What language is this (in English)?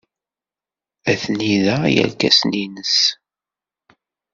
Kabyle